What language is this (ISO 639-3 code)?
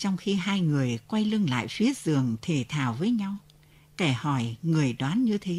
vie